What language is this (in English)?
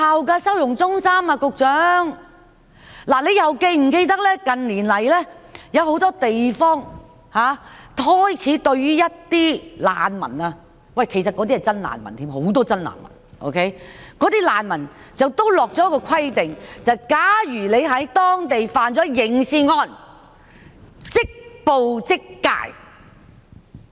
Cantonese